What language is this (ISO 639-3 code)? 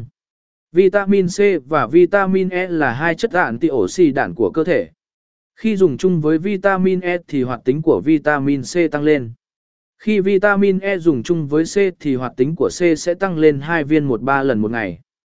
vie